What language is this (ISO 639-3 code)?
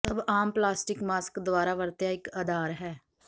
pan